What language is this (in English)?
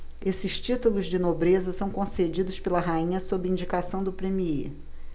Portuguese